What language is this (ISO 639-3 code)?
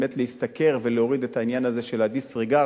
heb